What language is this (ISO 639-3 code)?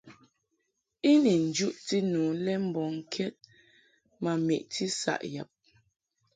mhk